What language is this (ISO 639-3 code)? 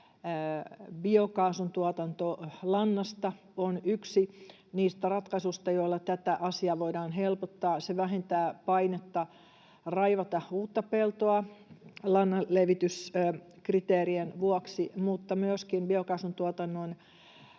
fin